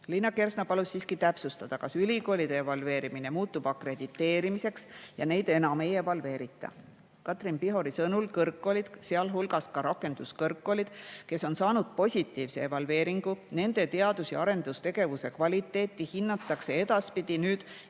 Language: Estonian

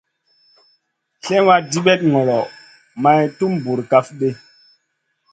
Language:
Masana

